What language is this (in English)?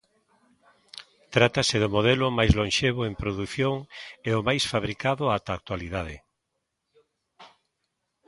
Galician